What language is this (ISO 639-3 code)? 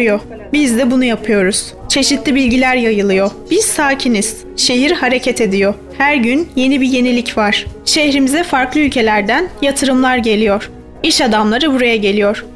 tur